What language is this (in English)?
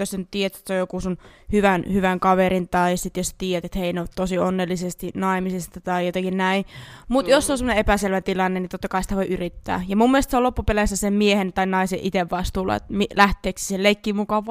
Finnish